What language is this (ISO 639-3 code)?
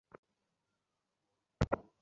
ben